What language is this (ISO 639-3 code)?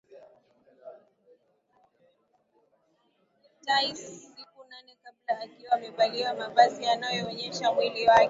swa